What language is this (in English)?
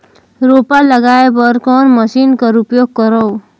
Chhattisgarhi